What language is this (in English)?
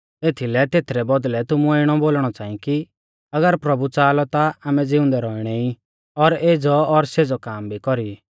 Mahasu Pahari